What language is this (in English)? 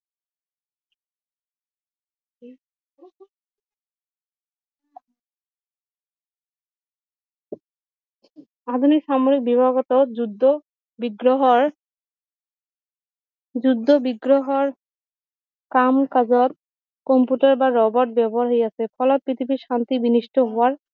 Assamese